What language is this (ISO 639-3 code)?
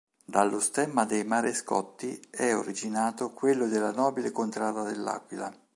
ita